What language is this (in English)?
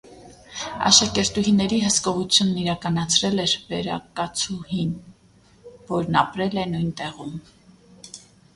Armenian